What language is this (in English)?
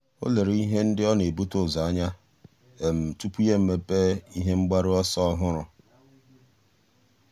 Igbo